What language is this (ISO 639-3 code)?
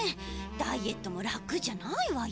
jpn